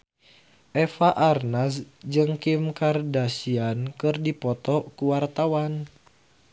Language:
Sundanese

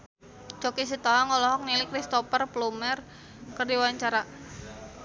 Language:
Sundanese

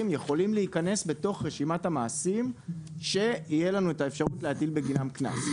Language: Hebrew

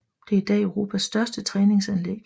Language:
Danish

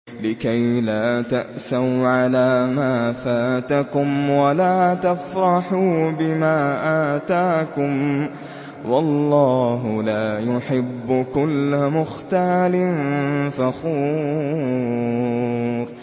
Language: Arabic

